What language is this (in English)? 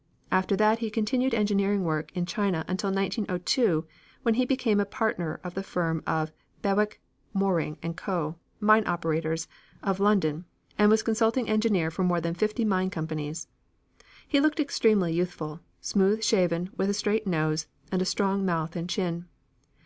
English